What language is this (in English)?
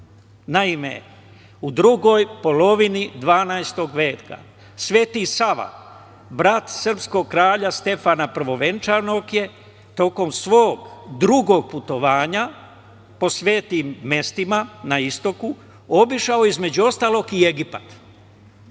Serbian